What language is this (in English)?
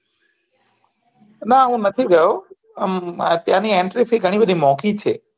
Gujarati